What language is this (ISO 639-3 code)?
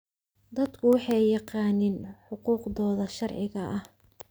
som